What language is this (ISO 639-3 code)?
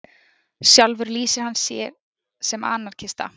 isl